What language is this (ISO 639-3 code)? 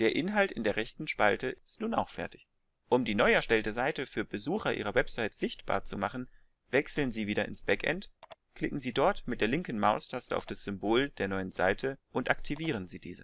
deu